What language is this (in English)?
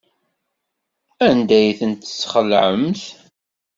Kabyle